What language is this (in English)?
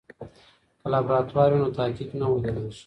Pashto